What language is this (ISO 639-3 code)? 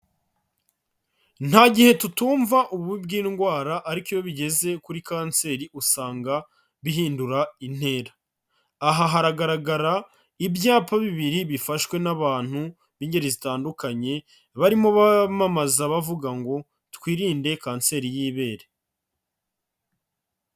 kin